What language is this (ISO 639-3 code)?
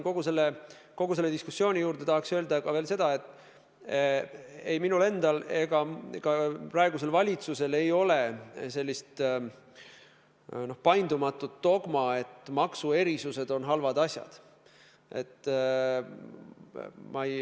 est